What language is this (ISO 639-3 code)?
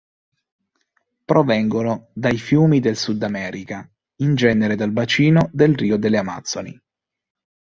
ita